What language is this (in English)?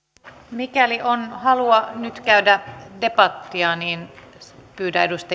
Finnish